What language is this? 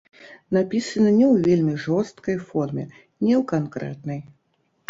Belarusian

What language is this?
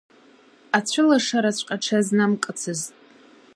Abkhazian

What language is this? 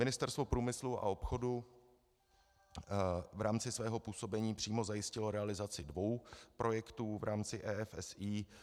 Czech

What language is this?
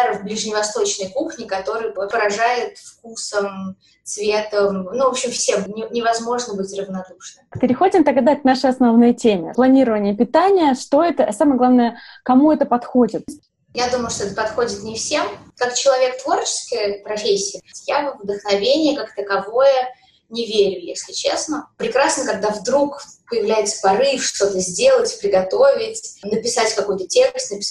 Russian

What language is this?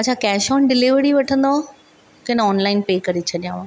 Sindhi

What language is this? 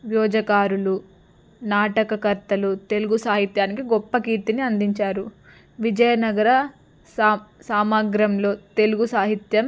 Telugu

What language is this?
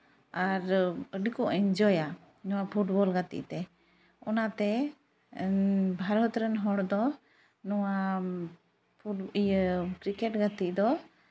Santali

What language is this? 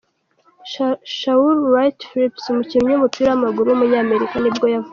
Kinyarwanda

